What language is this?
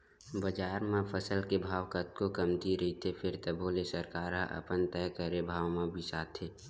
Chhattisgarhi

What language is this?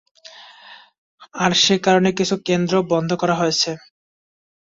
Bangla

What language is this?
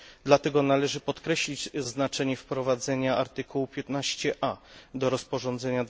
Polish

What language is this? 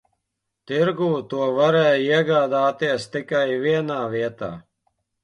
Latvian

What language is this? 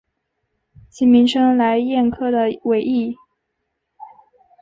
Chinese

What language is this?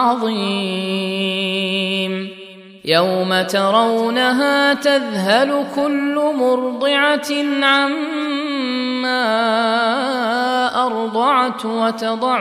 Arabic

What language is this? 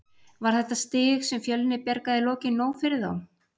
Icelandic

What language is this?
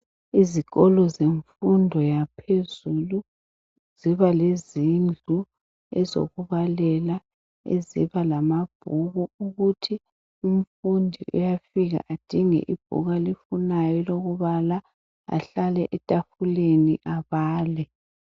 North Ndebele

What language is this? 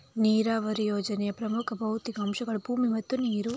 Kannada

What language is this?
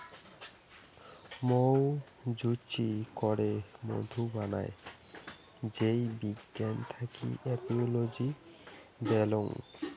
Bangla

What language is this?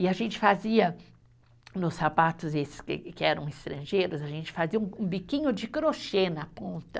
Portuguese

